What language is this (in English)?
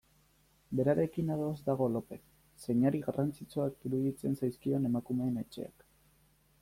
Basque